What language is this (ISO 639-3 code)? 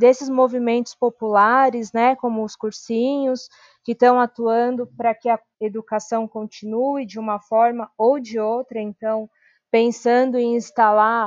por